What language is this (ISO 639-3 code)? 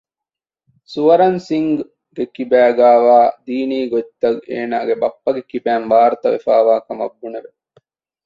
div